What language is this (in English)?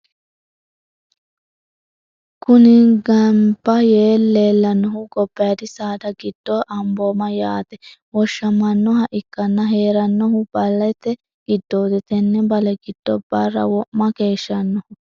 Sidamo